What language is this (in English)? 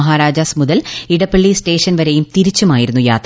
Malayalam